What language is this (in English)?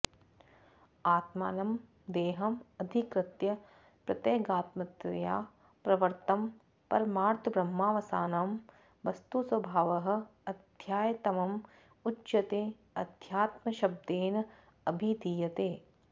Sanskrit